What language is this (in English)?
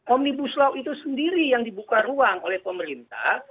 Indonesian